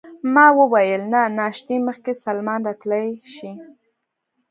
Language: Pashto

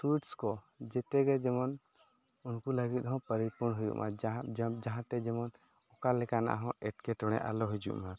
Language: Santali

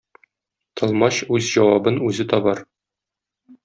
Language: Tatar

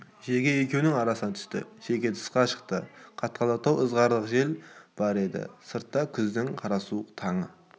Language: Kazakh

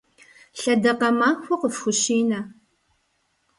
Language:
Kabardian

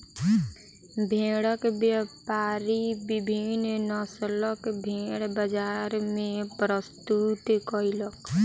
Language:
Maithili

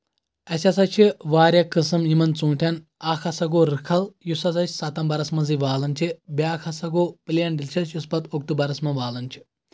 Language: Kashmiri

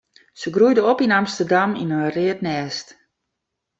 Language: Western Frisian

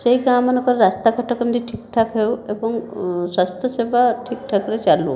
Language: Odia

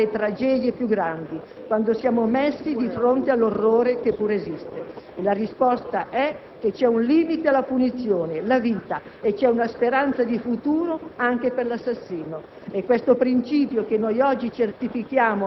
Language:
Italian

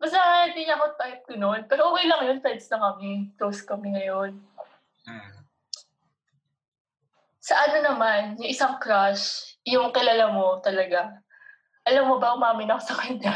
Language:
Filipino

